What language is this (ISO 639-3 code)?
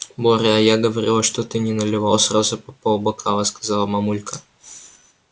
rus